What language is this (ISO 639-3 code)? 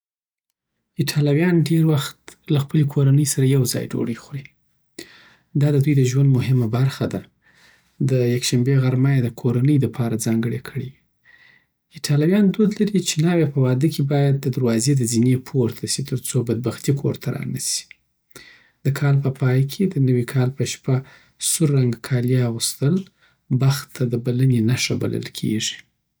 pbt